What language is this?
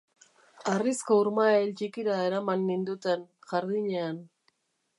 Basque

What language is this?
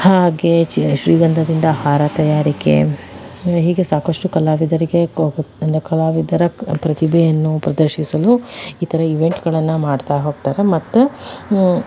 Kannada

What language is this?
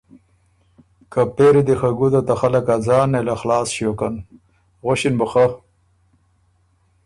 Ormuri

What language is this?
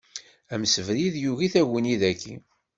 Kabyle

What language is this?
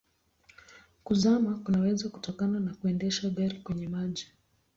Swahili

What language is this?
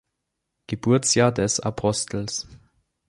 German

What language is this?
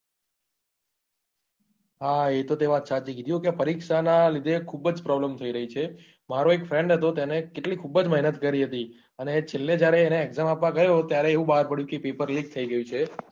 Gujarati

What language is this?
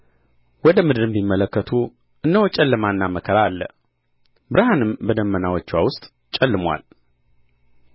Amharic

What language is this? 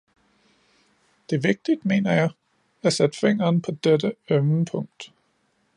Danish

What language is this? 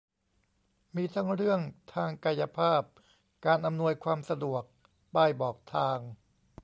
Thai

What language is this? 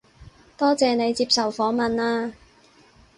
Cantonese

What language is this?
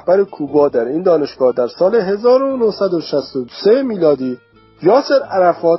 Persian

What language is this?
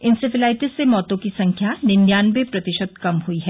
Hindi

